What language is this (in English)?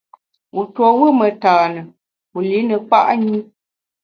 Bamun